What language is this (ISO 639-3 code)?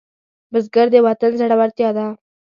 pus